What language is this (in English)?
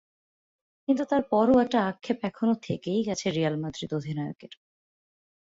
Bangla